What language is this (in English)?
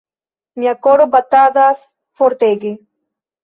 Esperanto